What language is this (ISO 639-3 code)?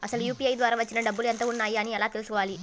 tel